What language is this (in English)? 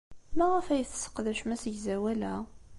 Kabyle